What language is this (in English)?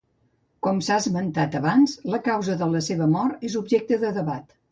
Catalan